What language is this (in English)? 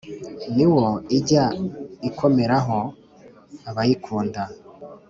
Kinyarwanda